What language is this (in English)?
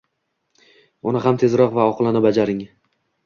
Uzbek